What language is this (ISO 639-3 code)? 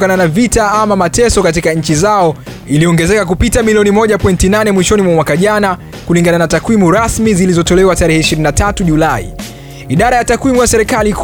swa